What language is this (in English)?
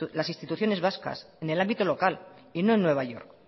Spanish